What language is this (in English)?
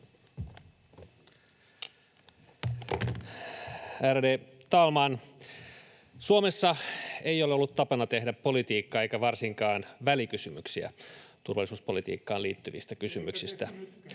Finnish